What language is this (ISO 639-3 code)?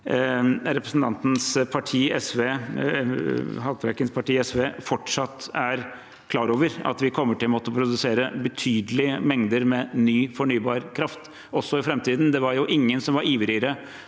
nor